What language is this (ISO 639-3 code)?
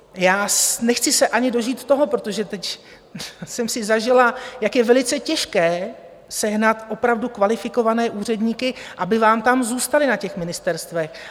ces